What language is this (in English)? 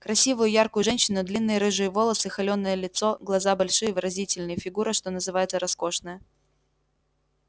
Russian